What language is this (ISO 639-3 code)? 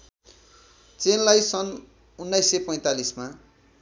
nep